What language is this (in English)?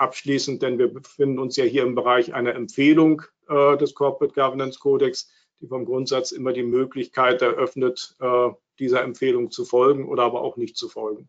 German